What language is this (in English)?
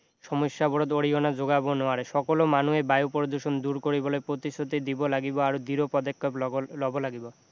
Assamese